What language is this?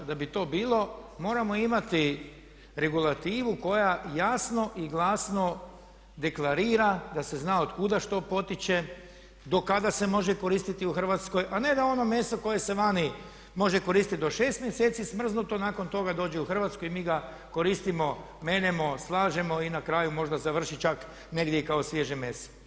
Croatian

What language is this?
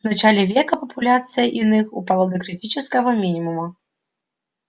Russian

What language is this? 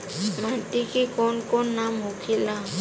Bhojpuri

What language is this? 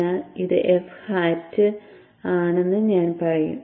Malayalam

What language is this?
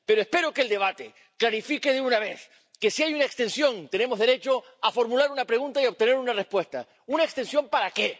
Spanish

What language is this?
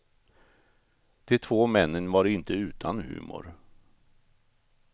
Swedish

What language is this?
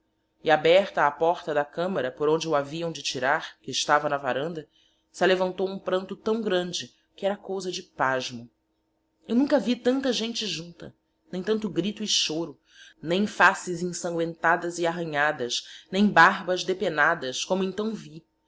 Portuguese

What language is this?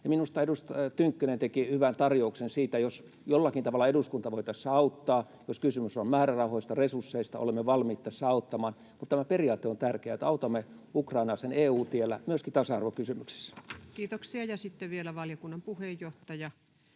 Finnish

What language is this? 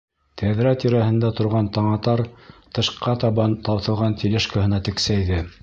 Bashkir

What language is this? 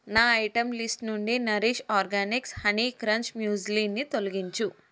Telugu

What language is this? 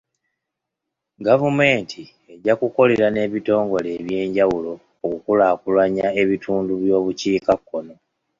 Ganda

